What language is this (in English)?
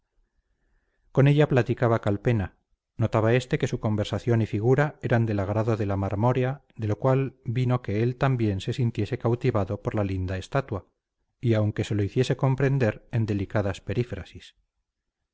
Spanish